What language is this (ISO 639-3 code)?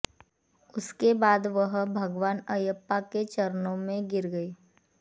hin